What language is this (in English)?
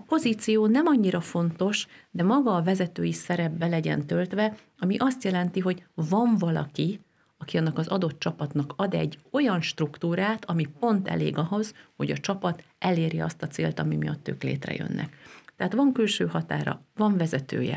Hungarian